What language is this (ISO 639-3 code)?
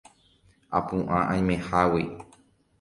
grn